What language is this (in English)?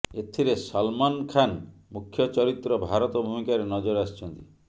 Odia